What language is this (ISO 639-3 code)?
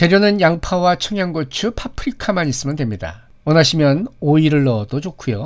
kor